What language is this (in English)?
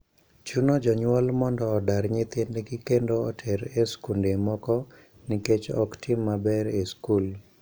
Luo (Kenya and Tanzania)